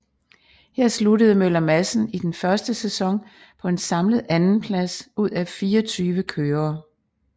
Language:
Danish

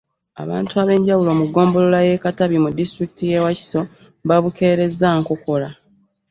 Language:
Ganda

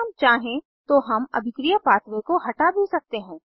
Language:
Hindi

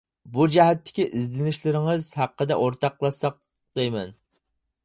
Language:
Uyghur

